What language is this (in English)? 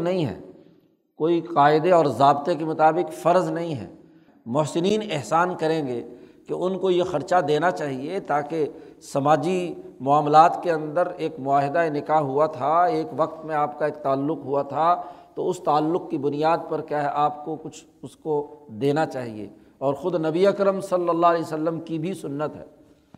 Urdu